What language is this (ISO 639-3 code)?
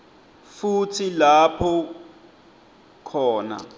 ssw